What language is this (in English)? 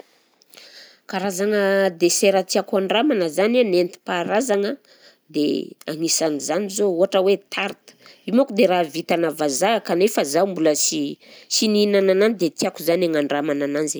Southern Betsimisaraka Malagasy